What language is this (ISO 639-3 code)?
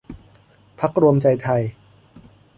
tha